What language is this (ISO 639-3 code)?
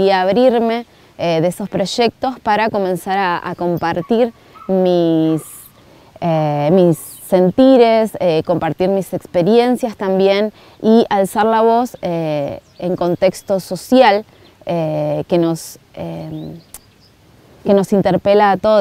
spa